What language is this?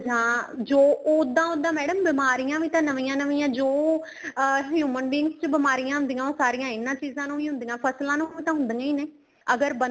Punjabi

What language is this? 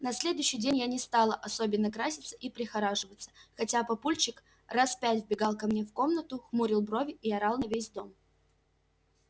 Russian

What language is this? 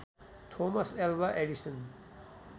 Nepali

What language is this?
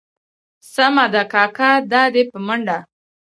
Pashto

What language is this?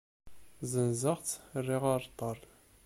Kabyle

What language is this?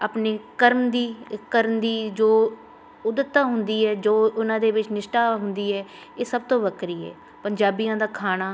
Punjabi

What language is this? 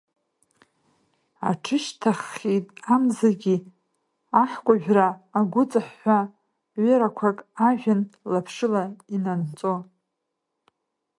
Abkhazian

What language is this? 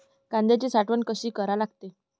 Marathi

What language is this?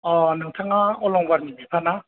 Bodo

